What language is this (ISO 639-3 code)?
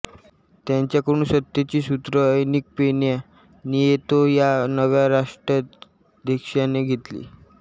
mar